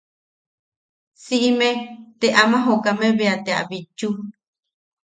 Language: Yaqui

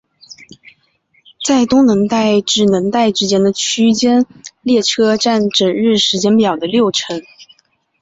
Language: Chinese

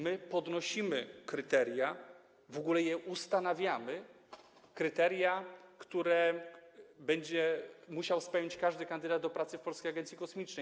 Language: Polish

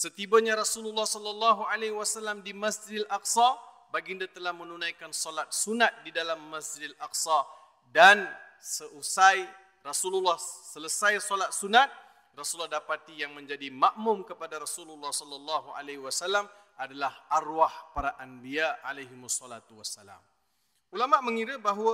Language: Malay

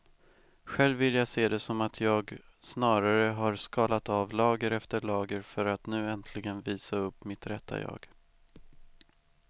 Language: Swedish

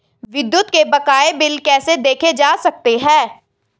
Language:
Hindi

